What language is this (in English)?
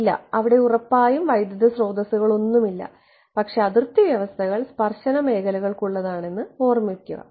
Malayalam